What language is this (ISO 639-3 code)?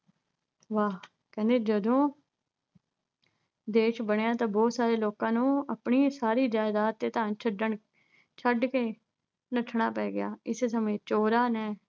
pan